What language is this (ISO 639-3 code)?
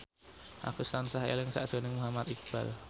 jav